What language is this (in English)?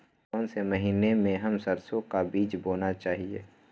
Magahi